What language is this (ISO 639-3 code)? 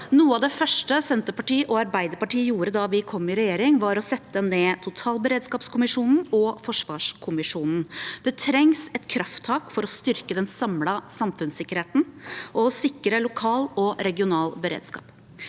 nor